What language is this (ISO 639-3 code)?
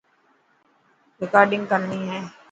mki